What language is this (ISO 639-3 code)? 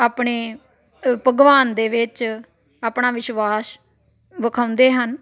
pan